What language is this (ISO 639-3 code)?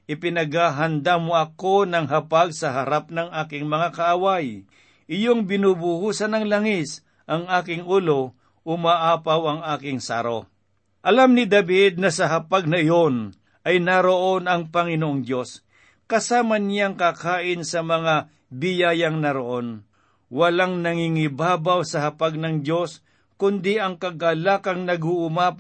fil